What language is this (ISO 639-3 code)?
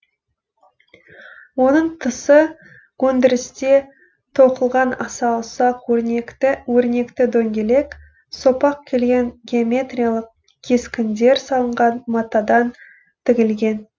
kaz